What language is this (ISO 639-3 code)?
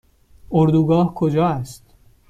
fas